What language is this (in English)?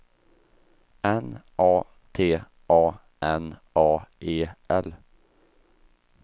Swedish